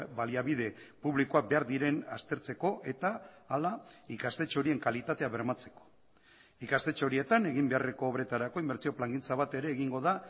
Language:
Basque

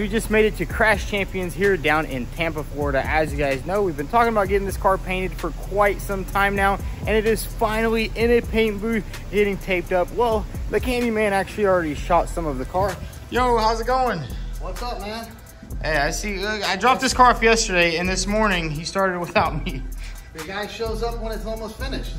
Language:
English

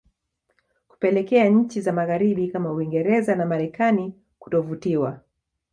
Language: Swahili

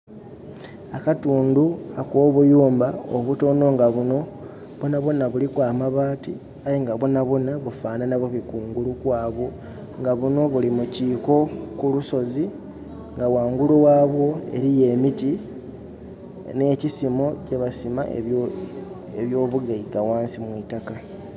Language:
Soga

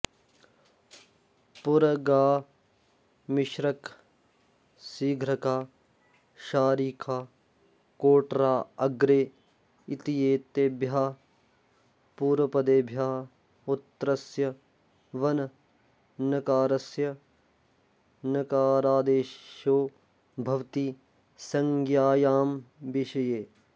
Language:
Sanskrit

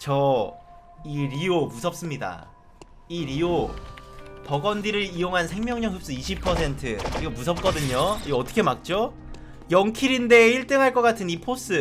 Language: Korean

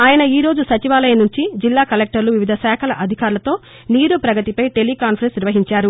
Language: Telugu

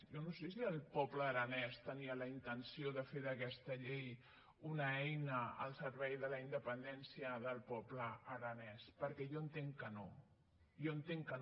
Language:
Catalan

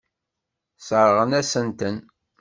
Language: Kabyle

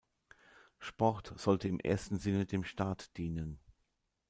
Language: German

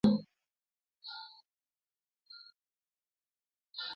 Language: Luo (Kenya and Tanzania)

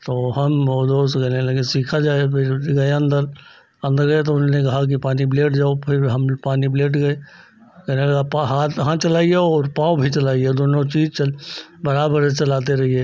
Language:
Hindi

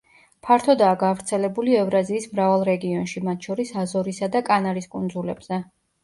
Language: Georgian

